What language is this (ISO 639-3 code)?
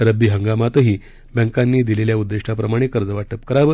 mar